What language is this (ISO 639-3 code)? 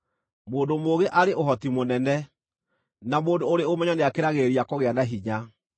kik